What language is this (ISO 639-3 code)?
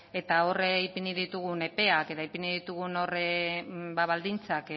eus